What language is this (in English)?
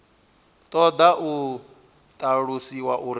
Venda